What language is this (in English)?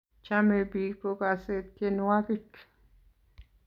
Kalenjin